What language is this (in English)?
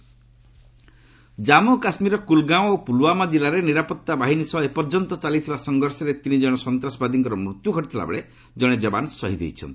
Odia